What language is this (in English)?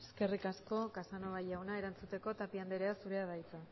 Basque